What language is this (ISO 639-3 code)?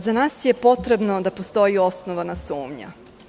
srp